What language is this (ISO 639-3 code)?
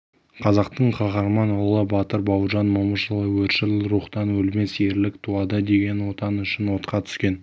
kaz